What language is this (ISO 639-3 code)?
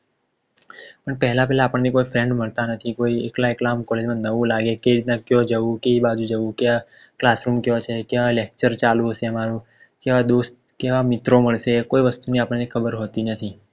guj